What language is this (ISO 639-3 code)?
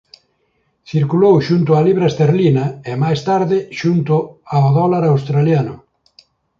glg